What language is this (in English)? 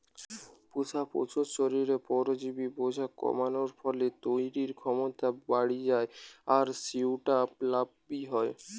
Bangla